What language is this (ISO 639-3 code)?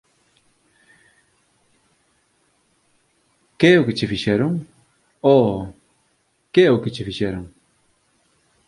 glg